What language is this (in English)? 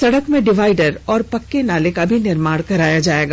Hindi